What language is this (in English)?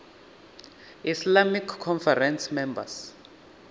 Venda